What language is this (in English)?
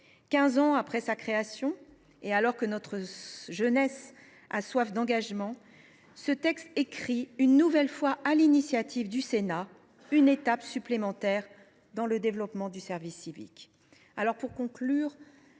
French